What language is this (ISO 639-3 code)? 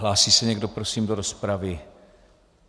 ces